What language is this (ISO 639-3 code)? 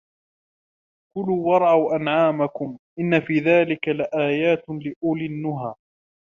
ara